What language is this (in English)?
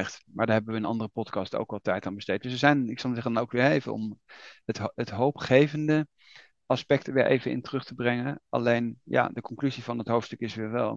Dutch